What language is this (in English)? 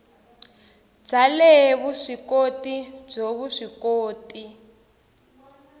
Tsonga